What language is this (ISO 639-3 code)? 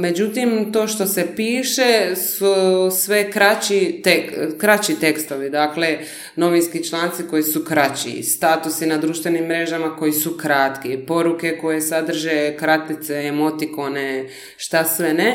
hrv